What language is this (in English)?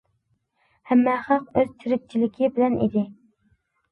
Uyghur